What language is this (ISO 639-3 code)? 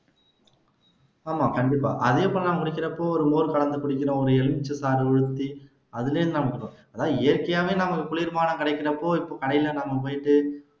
tam